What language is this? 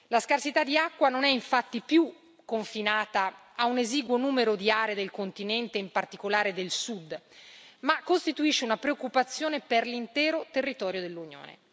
Italian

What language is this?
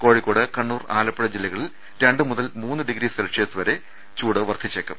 Malayalam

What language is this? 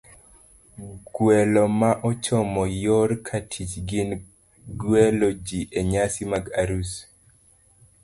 Luo (Kenya and Tanzania)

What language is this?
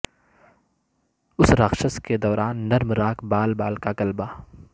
Urdu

